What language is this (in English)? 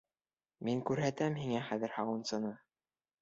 Bashkir